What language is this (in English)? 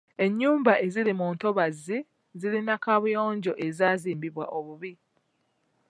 Ganda